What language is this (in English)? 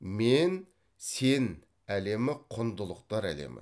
Kazakh